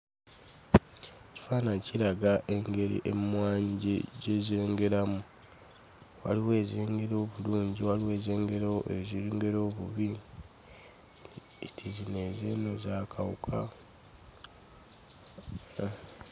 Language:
Ganda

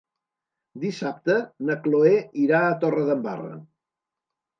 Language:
Catalan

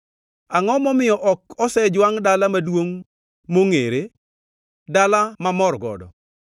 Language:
Luo (Kenya and Tanzania)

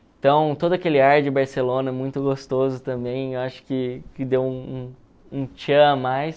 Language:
Portuguese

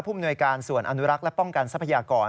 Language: Thai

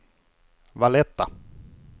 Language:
Swedish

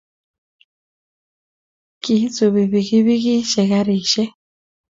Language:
Kalenjin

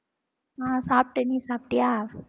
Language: Tamil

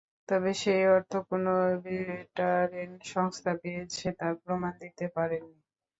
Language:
Bangla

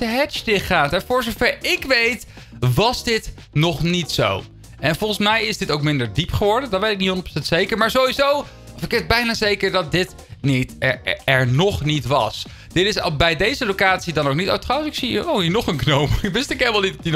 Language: Dutch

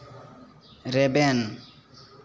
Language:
Santali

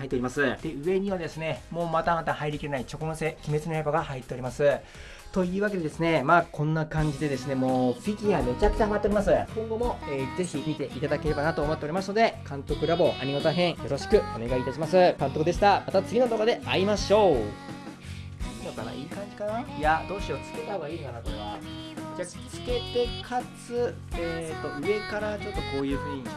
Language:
Japanese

